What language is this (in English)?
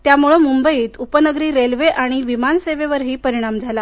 Marathi